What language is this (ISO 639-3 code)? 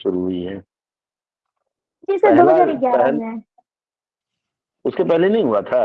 hin